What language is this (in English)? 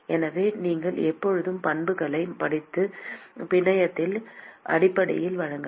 Tamil